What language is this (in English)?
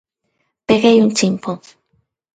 Galician